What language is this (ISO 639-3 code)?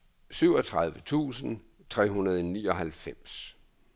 dan